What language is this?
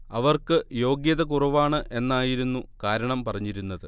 Malayalam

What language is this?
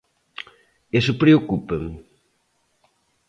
Galician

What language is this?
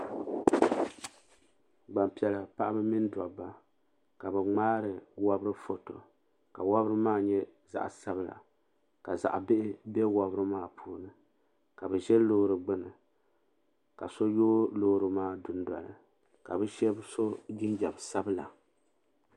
Dagbani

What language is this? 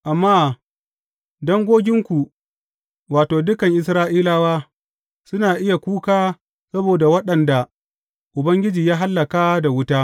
Hausa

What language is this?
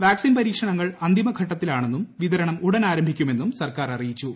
Malayalam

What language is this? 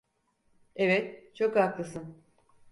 Turkish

